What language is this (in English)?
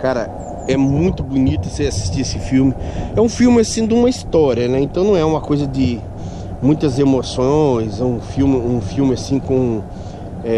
Portuguese